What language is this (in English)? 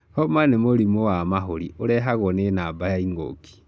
Kikuyu